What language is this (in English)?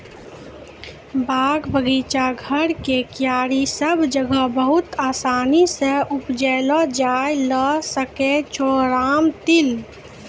Maithili